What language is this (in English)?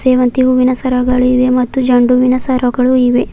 Kannada